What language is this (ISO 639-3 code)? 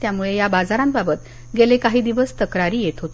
mar